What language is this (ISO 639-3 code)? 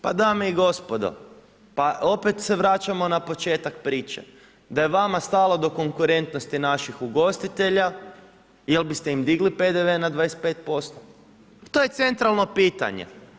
hrv